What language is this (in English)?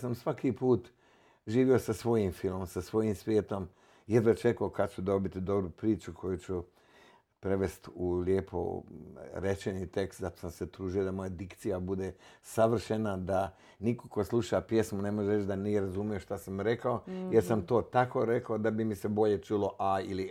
Croatian